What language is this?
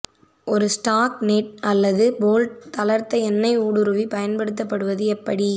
Tamil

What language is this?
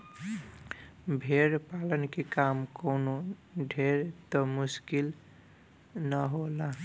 Bhojpuri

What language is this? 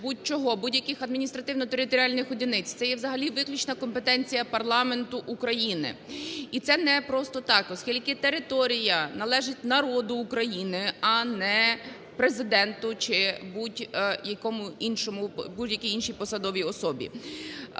Ukrainian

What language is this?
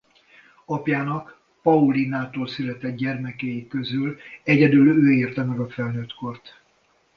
Hungarian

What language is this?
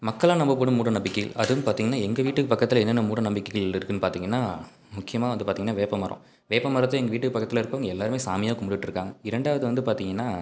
Tamil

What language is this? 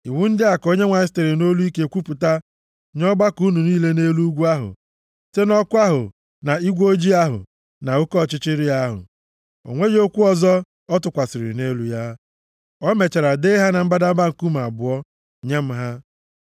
Igbo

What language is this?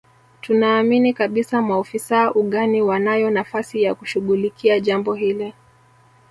Swahili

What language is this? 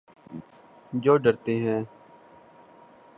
Urdu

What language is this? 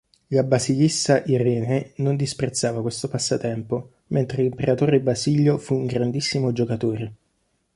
Italian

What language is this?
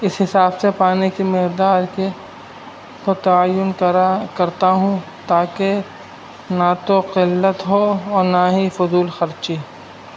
Urdu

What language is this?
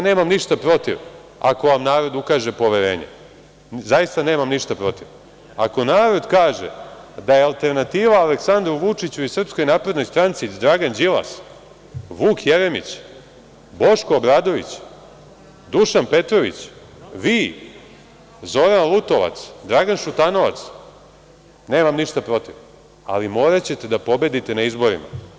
Serbian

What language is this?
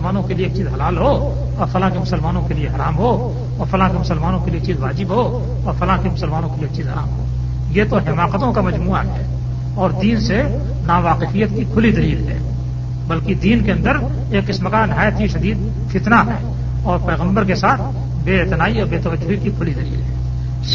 Urdu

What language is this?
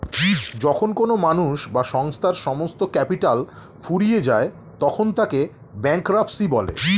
Bangla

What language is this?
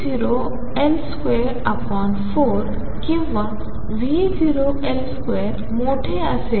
Marathi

